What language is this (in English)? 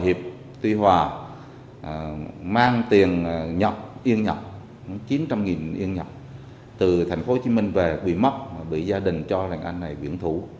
Vietnamese